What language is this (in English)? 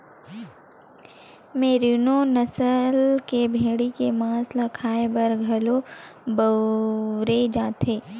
Chhattisgarhi